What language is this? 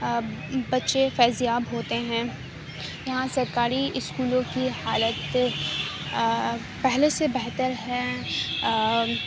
Urdu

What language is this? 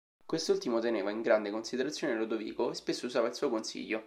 Italian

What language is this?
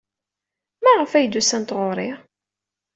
Kabyle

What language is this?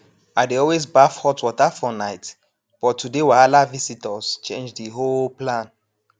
Nigerian Pidgin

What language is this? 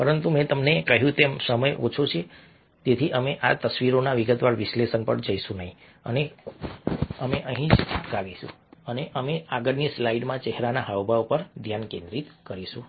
Gujarati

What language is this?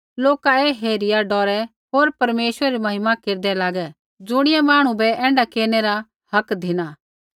Kullu Pahari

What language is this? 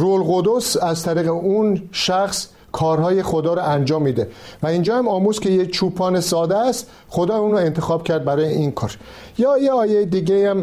Persian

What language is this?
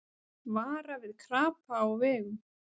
Icelandic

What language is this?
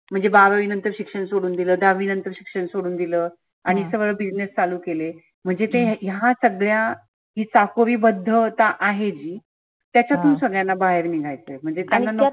Marathi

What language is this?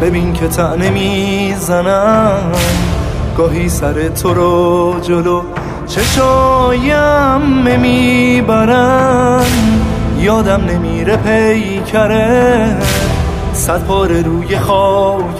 Persian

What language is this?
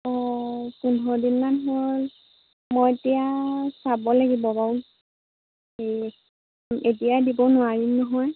Assamese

